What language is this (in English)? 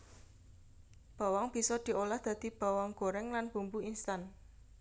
Javanese